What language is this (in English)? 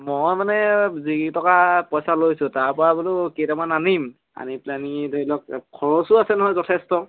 Assamese